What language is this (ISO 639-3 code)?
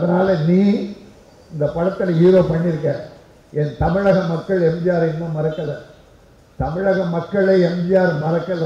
ara